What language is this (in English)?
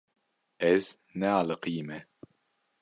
Kurdish